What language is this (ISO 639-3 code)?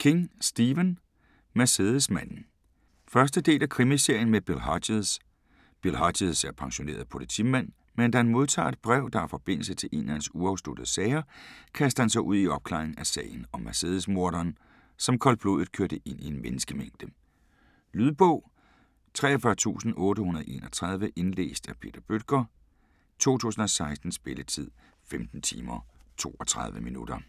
dan